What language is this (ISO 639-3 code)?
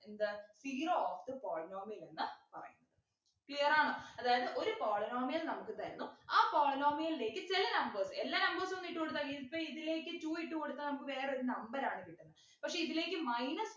mal